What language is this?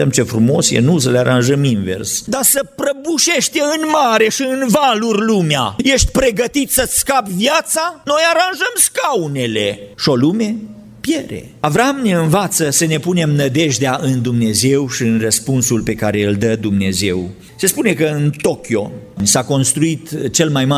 Romanian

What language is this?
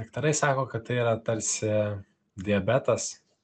Lithuanian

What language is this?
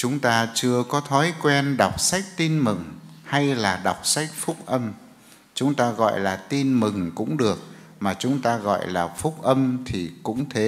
Vietnamese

